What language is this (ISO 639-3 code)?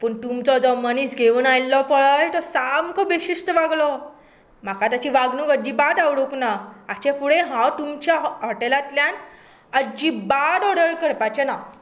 kok